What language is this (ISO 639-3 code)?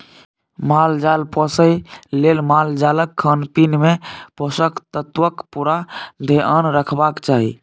mai